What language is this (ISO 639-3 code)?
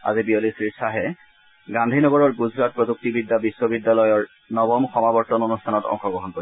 asm